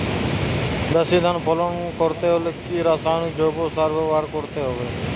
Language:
Bangla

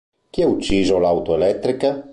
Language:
Italian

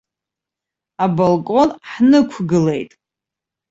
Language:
Abkhazian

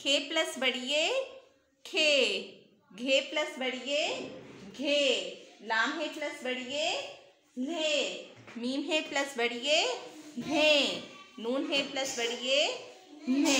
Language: Hindi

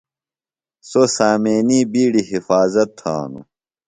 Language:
Phalura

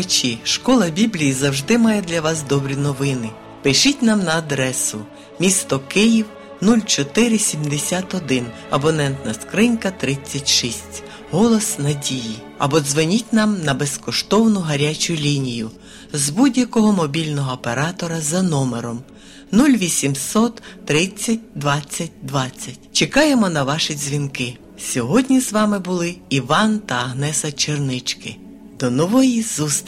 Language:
Ukrainian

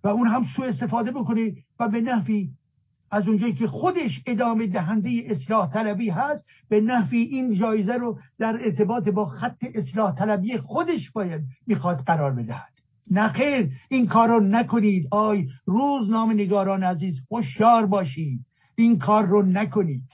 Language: Persian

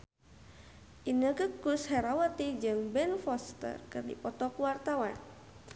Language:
Sundanese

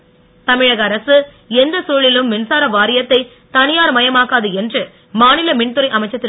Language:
Tamil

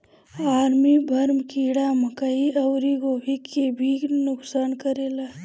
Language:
Bhojpuri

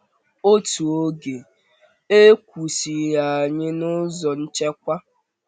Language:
Igbo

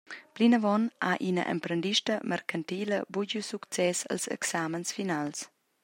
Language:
Romansh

